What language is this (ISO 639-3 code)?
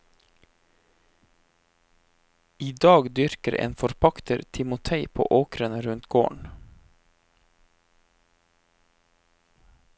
nor